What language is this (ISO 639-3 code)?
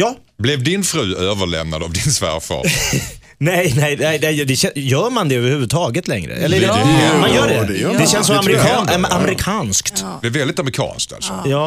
swe